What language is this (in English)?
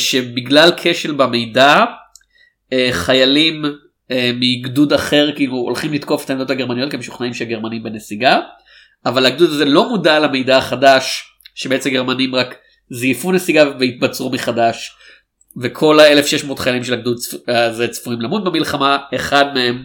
Hebrew